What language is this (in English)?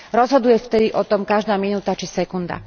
Slovak